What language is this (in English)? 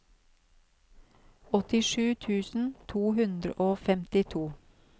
Norwegian